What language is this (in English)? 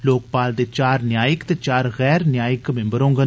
Dogri